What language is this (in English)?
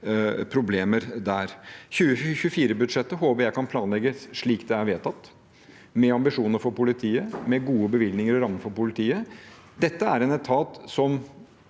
Norwegian